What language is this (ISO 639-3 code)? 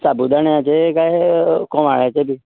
kok